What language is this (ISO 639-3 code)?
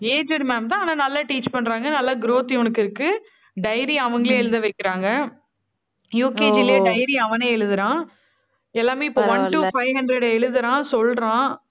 tam